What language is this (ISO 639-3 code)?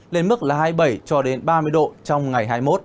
vie